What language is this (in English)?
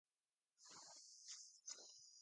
Urdu